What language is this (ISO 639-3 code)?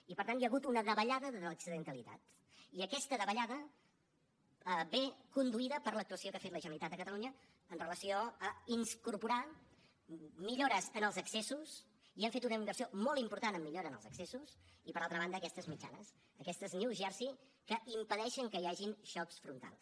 cat